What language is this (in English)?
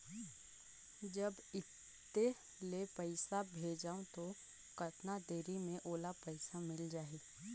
Chhattisgarhi